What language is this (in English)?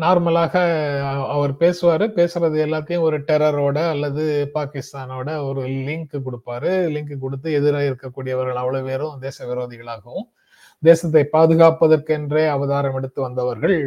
Tamil